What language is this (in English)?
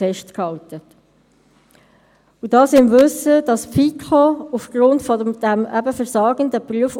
Swiss German